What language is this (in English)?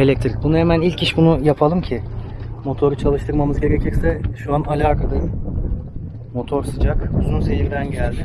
Turkish